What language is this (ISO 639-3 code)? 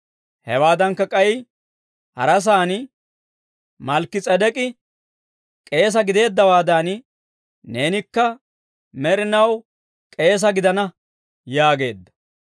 dwr